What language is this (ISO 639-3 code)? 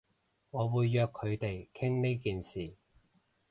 yue